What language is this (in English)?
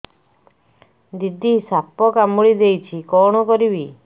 Odia